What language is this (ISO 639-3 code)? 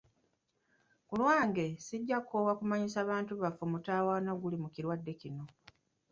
lug